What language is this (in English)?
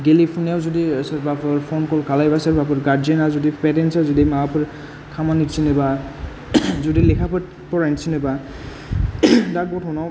Bodo